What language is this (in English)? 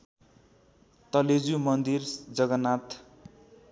Nepali